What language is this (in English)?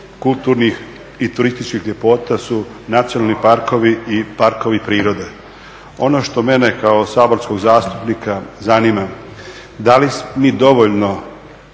Croatian